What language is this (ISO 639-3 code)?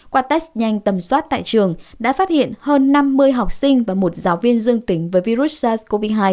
vie